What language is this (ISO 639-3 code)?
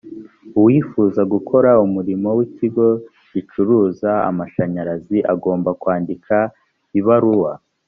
kin